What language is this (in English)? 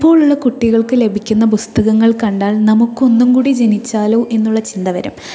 Malayalam